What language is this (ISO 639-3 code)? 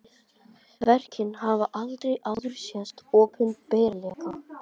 isl